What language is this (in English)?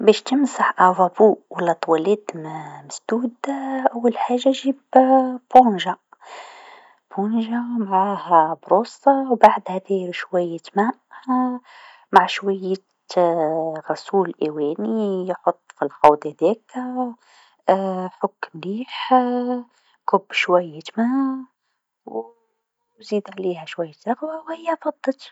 Tunisian Arabic